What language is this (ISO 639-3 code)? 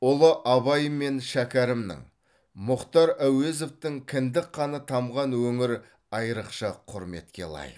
kaz